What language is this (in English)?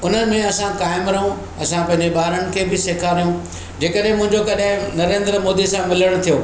Sindhi